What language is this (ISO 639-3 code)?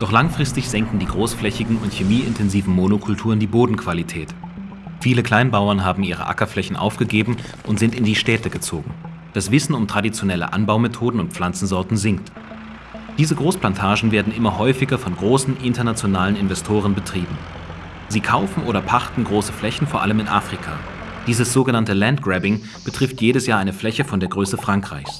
deu